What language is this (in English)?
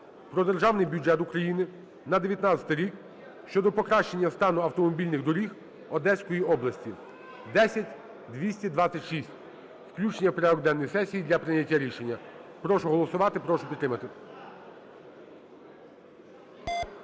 Ukrainian